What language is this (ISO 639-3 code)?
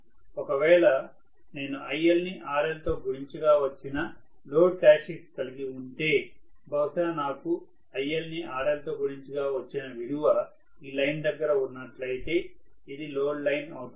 tel